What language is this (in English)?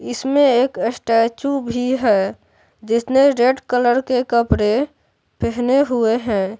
Hindi